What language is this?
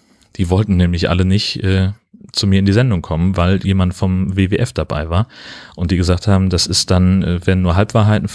German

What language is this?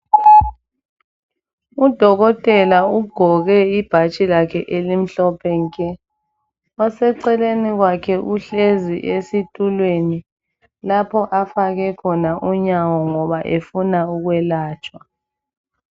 North Ndebele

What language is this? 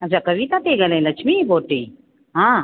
Sindhi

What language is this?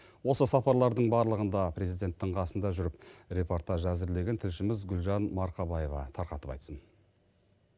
Kazakh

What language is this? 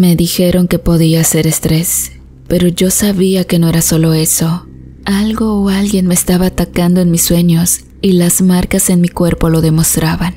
Spanish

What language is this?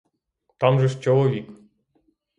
Ukrainian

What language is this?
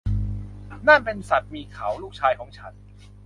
Thai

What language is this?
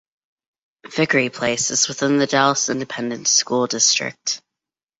English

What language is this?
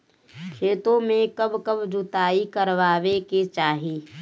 Bhojpuri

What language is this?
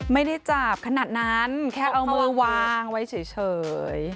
Thai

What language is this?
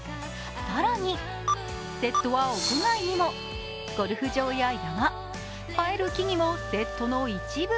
Japanese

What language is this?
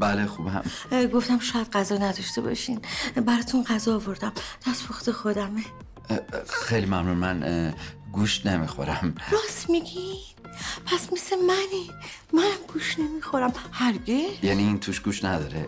Persian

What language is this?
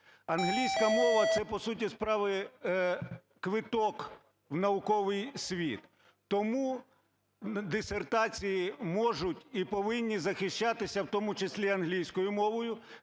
Ukrainian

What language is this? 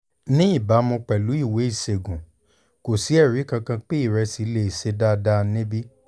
Yoruba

